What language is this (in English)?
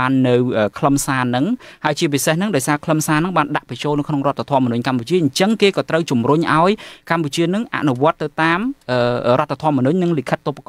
Vietnamese